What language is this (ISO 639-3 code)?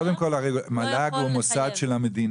heb